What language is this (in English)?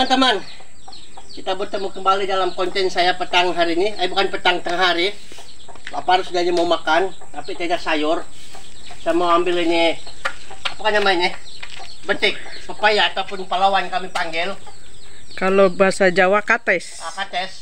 Indonesian